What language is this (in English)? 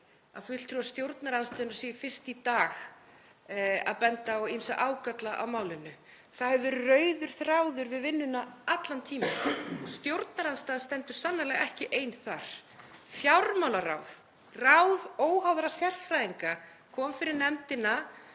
Icelandic